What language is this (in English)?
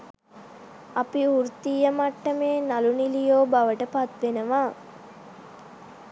Sinhala